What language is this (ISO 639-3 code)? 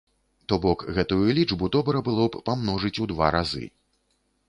bel